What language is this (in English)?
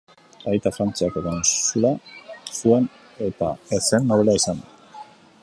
Basque